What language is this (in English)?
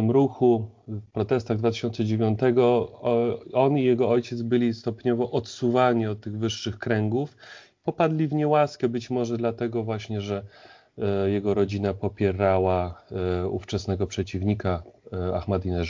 Polish